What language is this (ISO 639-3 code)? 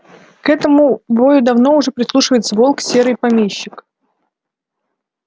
rus